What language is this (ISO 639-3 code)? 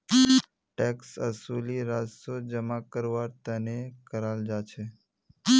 mag